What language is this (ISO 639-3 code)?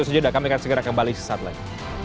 ind